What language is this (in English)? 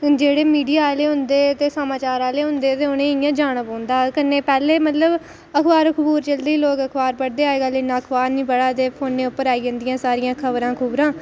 Dogri